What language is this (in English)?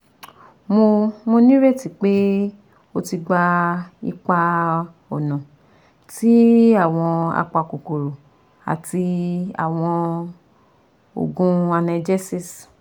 Yoruba